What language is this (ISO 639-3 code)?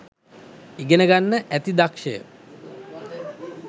sin